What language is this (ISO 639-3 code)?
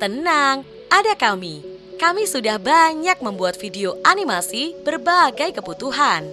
ind